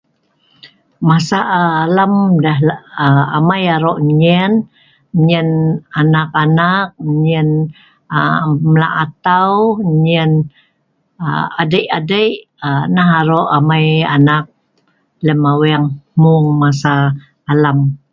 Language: Sa'ban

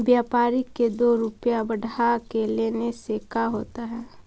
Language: Magahi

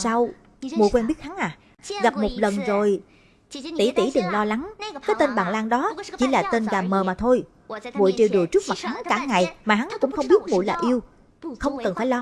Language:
Vietnamese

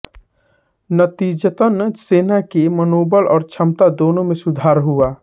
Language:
Hindi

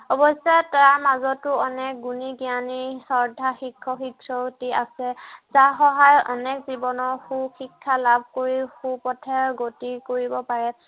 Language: Assamese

